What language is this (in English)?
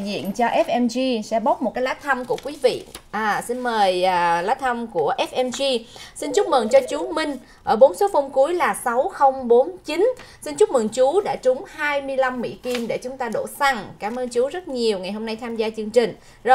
Vietnamese